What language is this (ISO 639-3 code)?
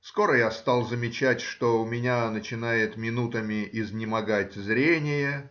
rus